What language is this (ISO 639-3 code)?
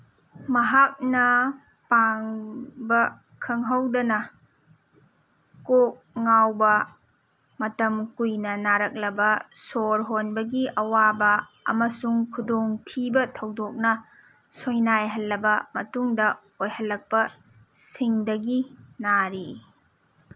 mni